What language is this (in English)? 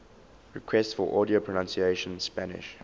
English